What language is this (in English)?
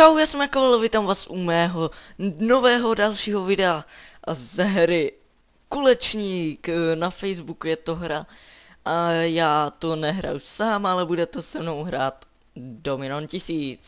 Czech